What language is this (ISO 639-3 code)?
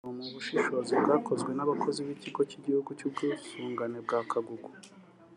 kin